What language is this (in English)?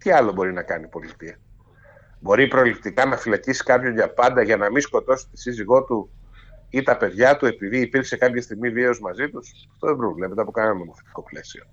Greek